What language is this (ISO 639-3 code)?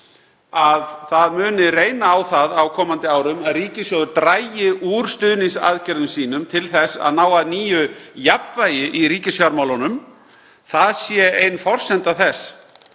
isl